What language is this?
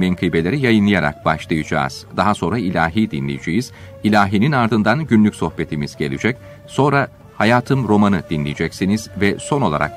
Turkish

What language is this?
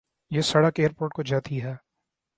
Urdu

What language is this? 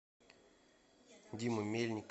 Russian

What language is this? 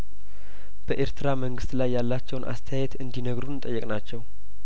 Amharic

